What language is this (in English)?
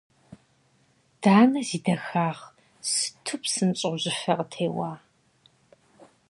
Kabardian